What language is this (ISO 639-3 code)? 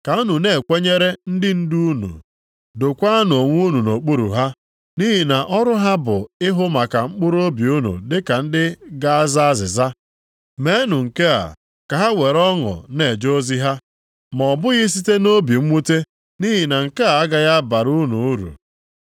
ibo